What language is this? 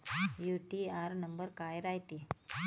Marathi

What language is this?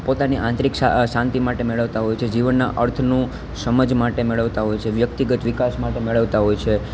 Gujarati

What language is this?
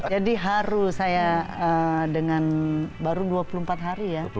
Indonesian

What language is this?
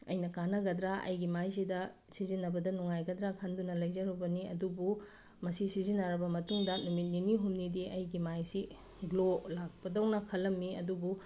Manipuri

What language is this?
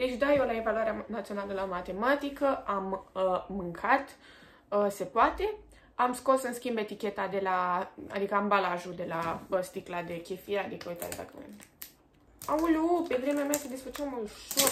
Romanian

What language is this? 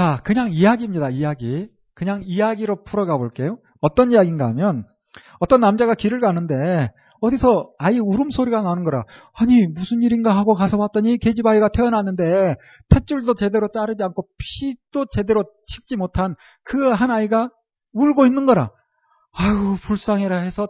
Korean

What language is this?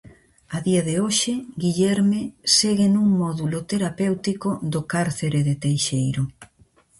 Galician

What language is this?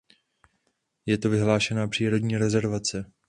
Czech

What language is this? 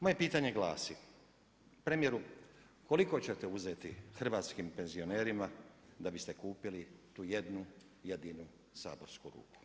Croatian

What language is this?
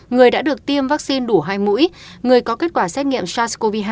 Vietnamese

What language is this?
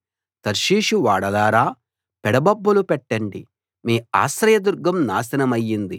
Telugu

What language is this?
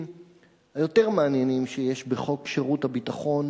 Hebrew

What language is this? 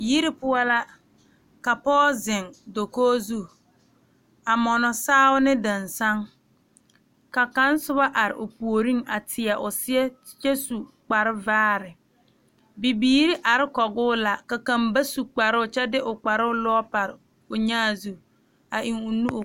Southern Dagaare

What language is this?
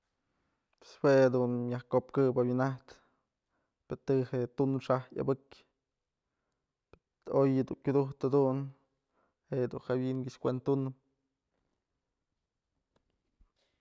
Mazatlán Mixe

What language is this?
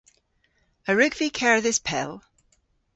Cornish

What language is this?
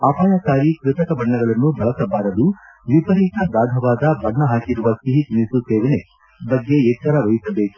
Kannada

